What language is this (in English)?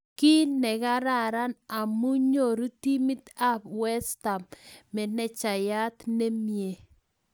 Kalenjin